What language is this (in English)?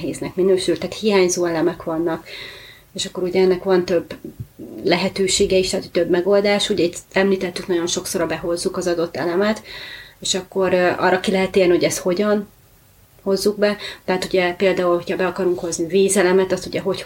Hungarian